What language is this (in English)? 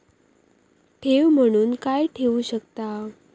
Marathi